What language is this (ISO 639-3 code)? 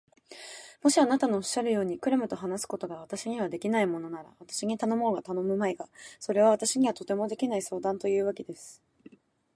jpn